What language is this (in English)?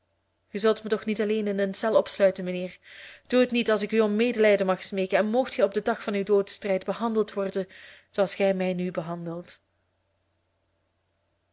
Dutch